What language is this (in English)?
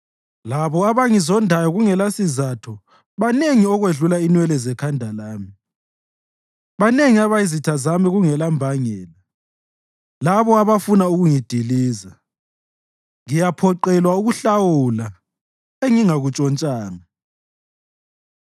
North Ndebele